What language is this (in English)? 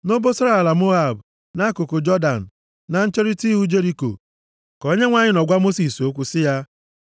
Igbo